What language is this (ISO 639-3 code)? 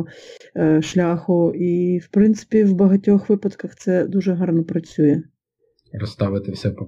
ukr